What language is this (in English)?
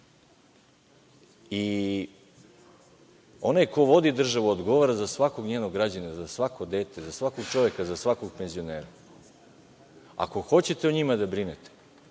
Serbian